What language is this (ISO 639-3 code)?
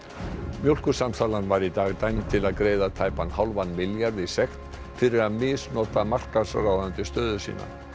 isl